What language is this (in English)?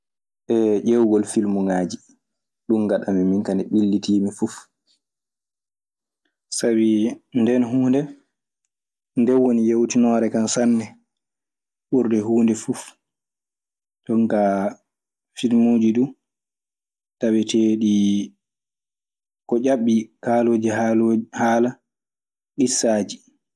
Maasina Fulfulde